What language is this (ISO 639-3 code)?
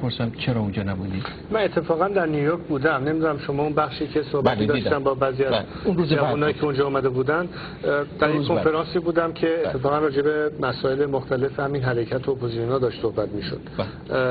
fas